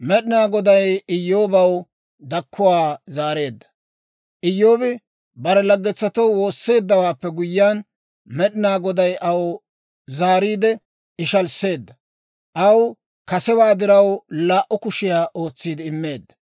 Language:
Dawro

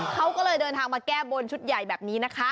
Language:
Thai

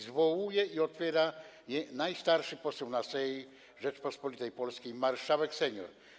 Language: Polish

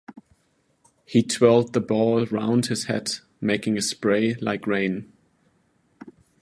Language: English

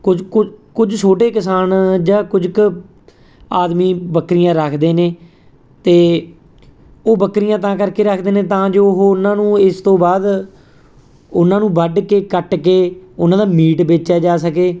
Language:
Punjabi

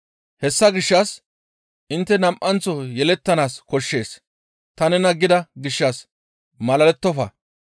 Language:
Gamo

